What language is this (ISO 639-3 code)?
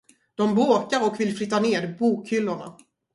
swe